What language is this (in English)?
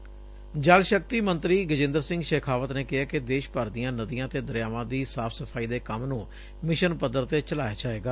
Punjabi